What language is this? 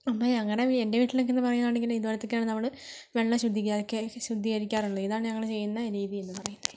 Malayalam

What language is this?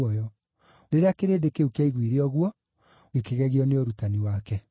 Kikuyu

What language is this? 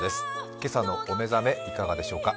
Japanese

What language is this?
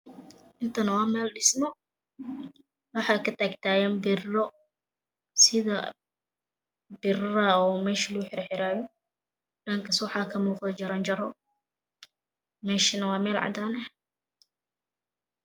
Somali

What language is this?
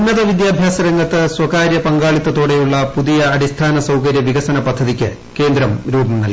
Malayalam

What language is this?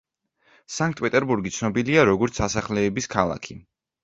Georgian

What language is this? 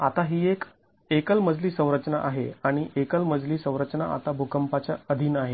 Marathi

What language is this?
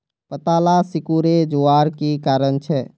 Magahi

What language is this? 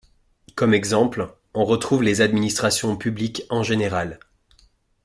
French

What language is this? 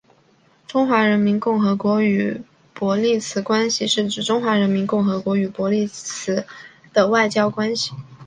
Chinese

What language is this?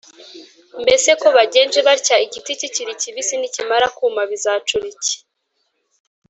Kinyarwanda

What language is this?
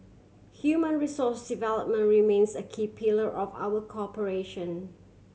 English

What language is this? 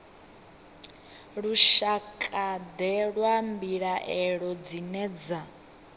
Venda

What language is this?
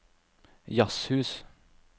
Norwegian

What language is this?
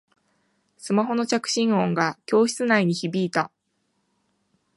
Japanese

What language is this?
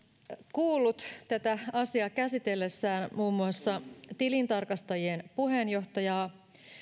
Finnish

